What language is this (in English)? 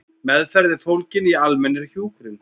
Icelandic